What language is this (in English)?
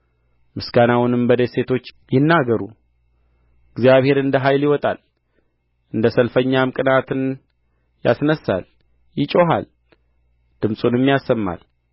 Amharic